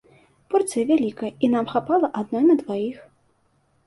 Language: Belarusian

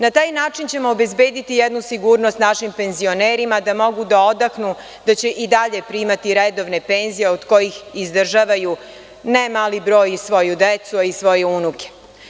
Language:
Serbian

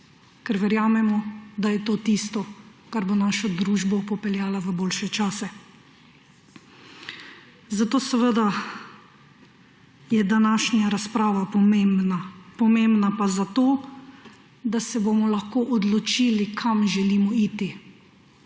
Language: Slovenian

